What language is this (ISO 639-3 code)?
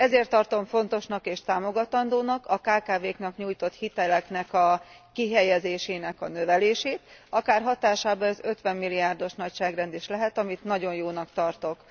hun